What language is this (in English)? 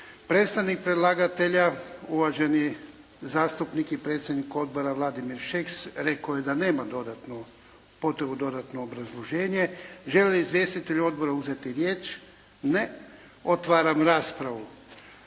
Croatian